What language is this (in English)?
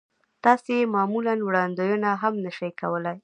Pashto